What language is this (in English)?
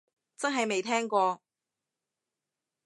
Cantonese